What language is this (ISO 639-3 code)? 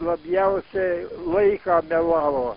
lit